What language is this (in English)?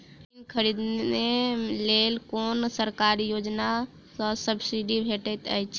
Maithili